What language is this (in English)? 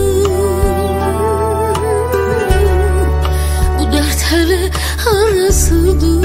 Turkish